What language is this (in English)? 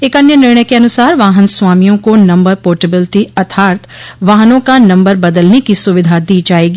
Hindi